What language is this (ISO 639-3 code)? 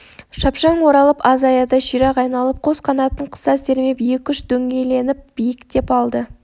kaz